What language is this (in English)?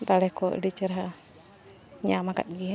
Santali